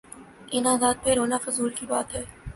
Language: Urdu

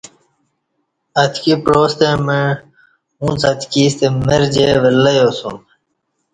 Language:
Kati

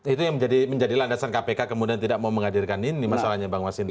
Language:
Indonesian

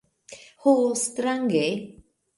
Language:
Esperanto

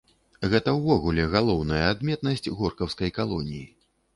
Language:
Belarusian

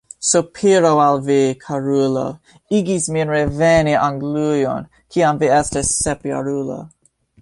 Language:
Esperanto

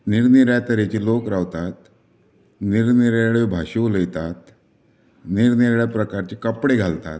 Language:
Konkani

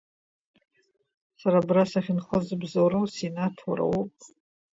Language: Abkhazian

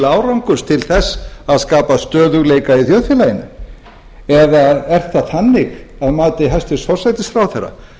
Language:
Icelandic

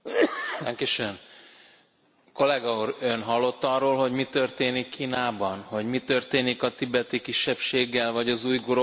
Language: Hungarian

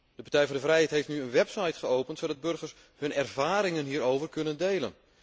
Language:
Dutch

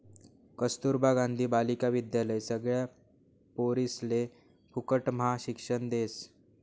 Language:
Marathi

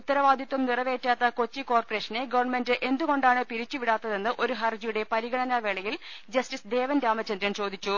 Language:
Malayalam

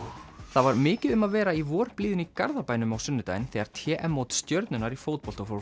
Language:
Icelandic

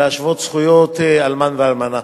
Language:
Hebrew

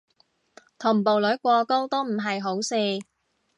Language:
Cantonese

